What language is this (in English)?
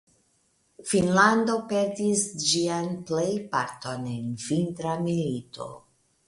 Esperanto